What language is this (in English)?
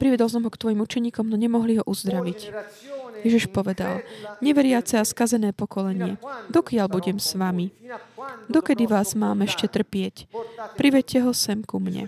Slovak